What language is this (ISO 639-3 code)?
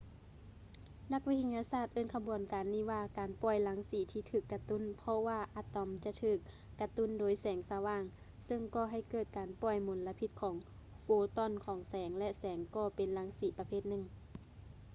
lao